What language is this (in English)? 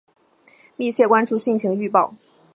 Chinese